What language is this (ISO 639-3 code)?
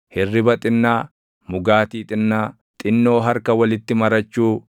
orm